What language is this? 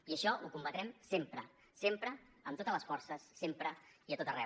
Catalan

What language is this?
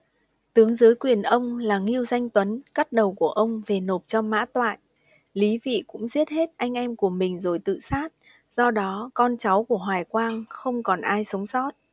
Vietnamese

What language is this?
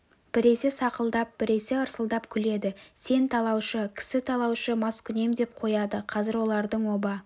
Kazakh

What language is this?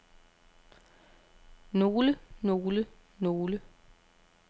Danish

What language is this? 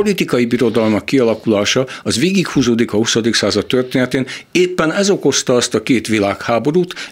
Hungarian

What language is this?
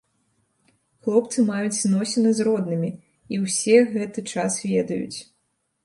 Belarusian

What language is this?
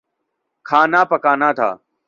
Urdu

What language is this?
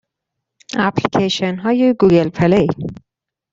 Persian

